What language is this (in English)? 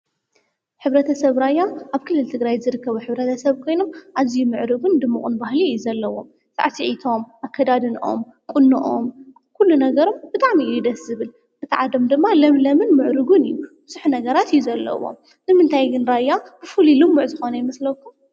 Tigrinya